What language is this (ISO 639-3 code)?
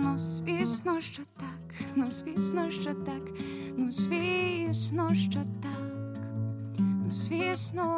ukr